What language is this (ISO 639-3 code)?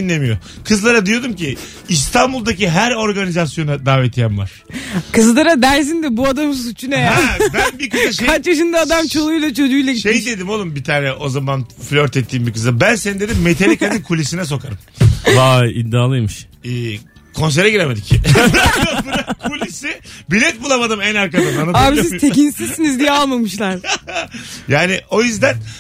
tur